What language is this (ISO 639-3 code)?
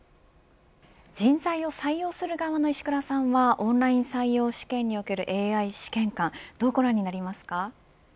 jpn